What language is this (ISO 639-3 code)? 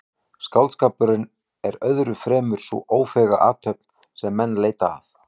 isl